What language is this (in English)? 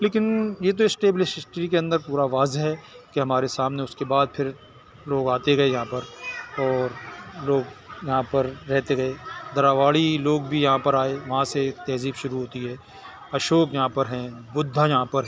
Urdu